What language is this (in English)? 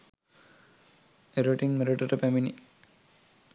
Sinhala